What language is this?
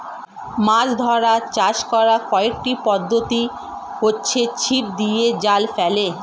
Bangla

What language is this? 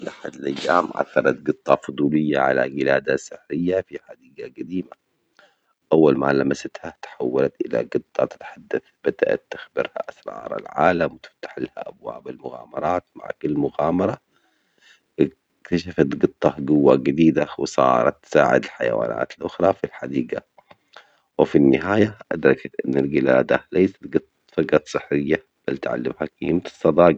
Omani Arabic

